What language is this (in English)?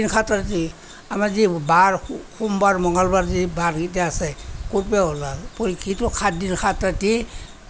Assamese